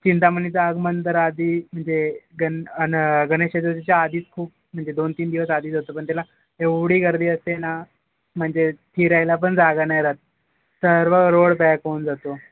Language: Marathi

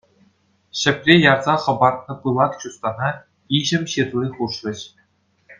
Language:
Chuvash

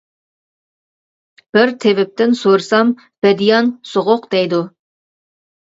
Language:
Uyghur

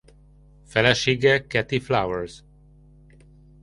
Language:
Hungarian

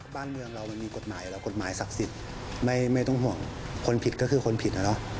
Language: Thai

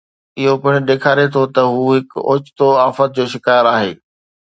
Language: Sindhi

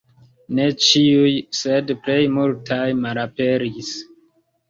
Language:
Esperanto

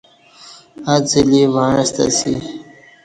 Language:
Kati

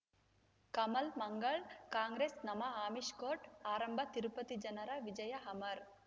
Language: Kannada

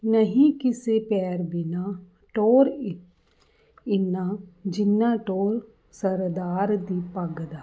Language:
Punjabi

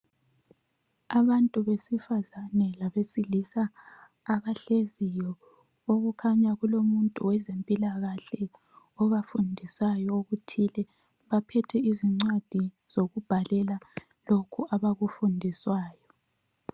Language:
North Ndebele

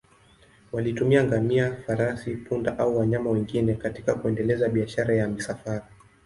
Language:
Swahili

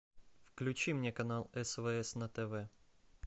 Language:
Russian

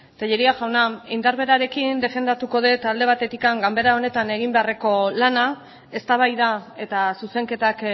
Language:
Basque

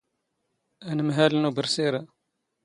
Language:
Standard Moroccan Tamazight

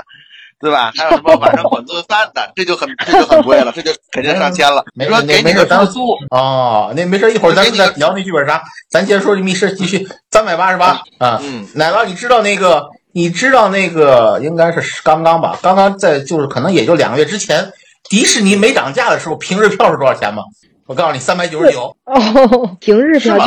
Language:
Chinese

